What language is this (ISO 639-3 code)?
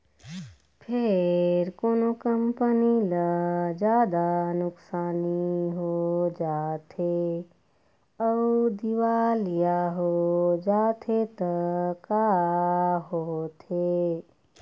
hne